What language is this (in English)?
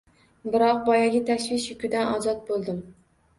Uzbek